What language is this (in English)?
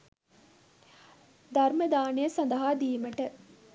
Sinhala